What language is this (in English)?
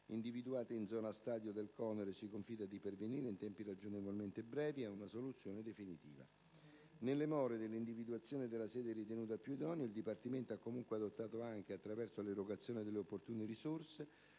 Italian